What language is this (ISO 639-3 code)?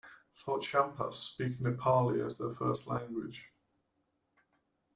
eng